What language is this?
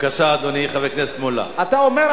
Hebrew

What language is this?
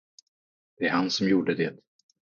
Swedish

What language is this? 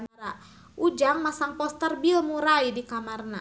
Sundanese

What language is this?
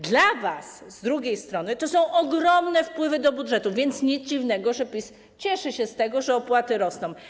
Polish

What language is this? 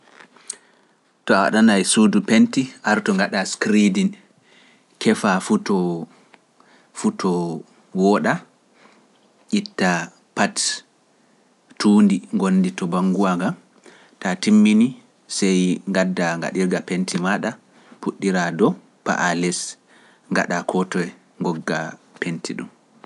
Pular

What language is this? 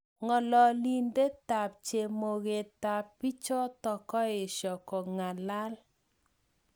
Kalenjin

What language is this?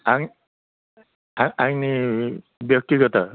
Bodo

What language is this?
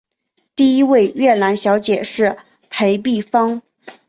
Chinese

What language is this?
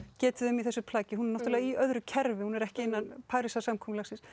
Icelandic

